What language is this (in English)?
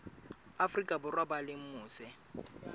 Southern Sotho